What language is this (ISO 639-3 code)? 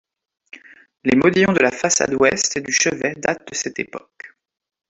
fra